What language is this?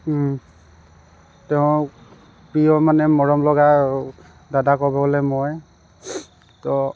Assamese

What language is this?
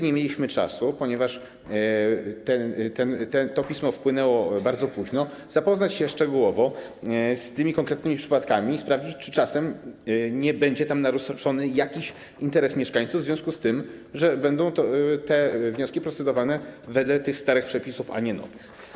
Polish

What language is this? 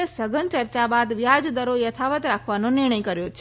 Gujarati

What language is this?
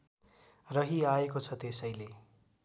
Nepali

